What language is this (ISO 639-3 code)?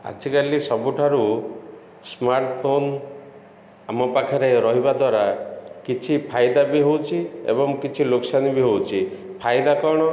ori